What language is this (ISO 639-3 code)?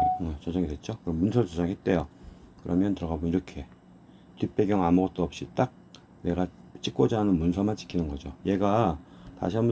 kor